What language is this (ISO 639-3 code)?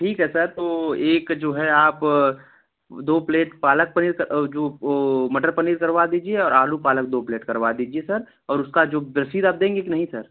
hin